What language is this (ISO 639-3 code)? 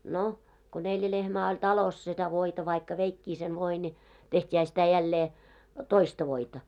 fin